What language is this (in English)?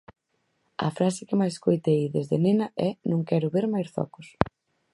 Galician